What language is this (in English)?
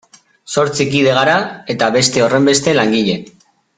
Basque